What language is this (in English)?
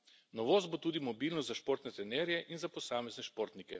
Slovenian